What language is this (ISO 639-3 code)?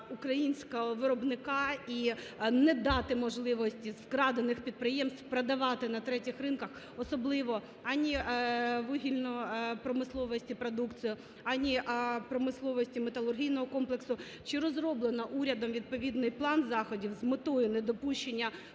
ukr